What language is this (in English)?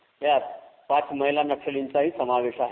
Marathi